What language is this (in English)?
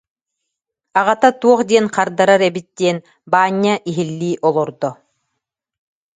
Yakut